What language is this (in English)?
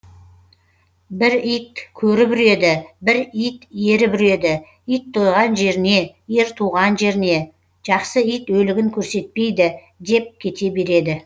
Kazakh